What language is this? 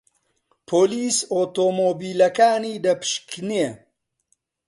Central Kurdish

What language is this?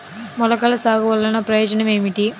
Telugu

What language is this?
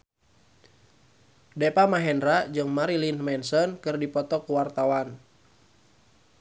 Sundanese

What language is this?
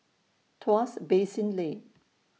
English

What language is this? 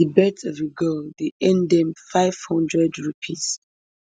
Nigerian Pidgin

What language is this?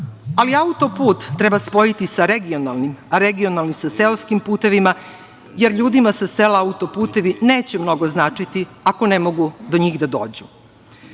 Serbian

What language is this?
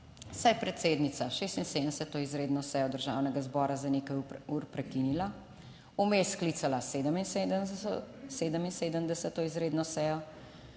Slovenian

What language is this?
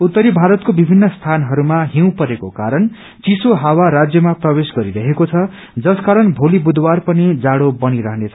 Nepali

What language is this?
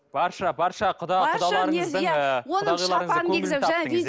Kazakh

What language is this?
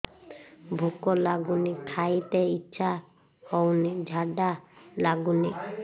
Odia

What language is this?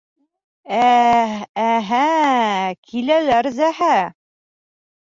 Bashkir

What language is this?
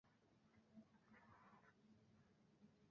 Bangla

